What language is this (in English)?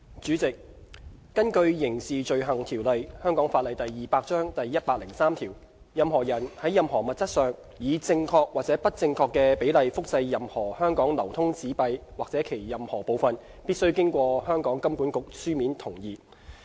Cantonese